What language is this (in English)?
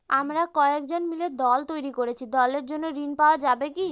Bangla